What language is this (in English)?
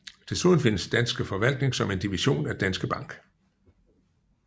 Danish